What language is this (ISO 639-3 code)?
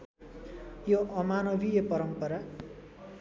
nep